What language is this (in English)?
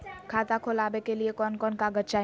Magahi